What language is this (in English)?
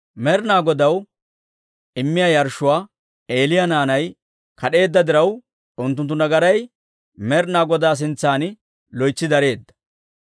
Dawro